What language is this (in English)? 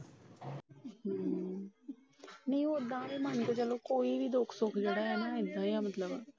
Punjabi